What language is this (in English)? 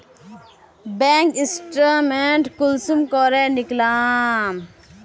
Magahi